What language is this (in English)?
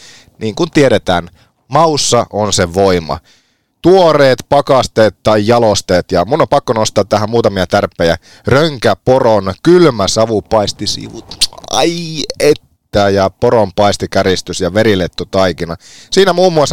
Finnish